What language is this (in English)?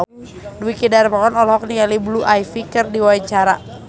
Sundanese